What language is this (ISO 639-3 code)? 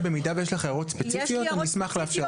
heb